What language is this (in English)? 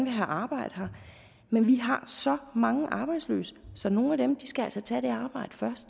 Danish